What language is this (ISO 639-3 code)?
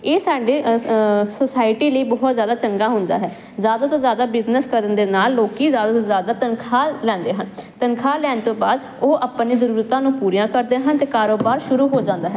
pan